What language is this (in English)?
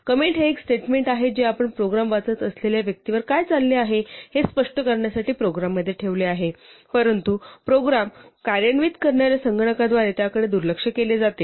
Marathi